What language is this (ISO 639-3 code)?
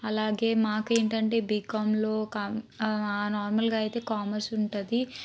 tel